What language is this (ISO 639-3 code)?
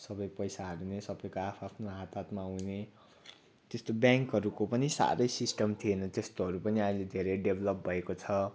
nep